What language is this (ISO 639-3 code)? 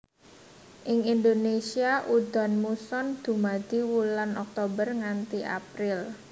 jav